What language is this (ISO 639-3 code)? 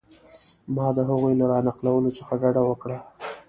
pus